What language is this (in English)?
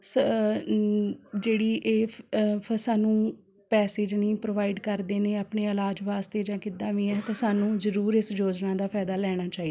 Punjabi